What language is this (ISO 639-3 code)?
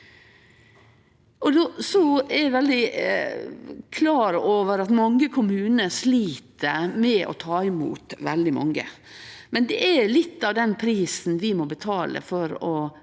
nor